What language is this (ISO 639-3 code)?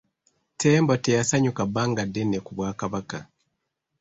lug